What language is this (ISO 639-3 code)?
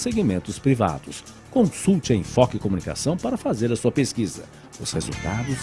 por